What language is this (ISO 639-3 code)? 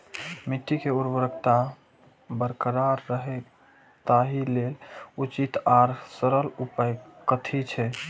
mai